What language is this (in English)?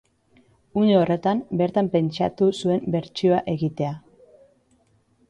Basque